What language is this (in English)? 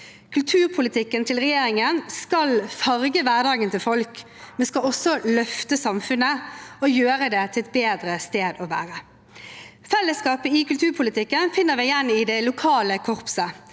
Norwegian